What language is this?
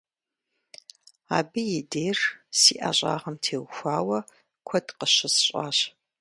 Kabardian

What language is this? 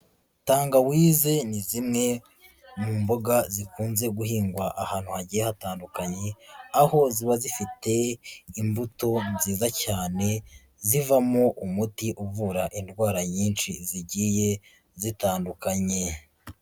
Kinyarwanda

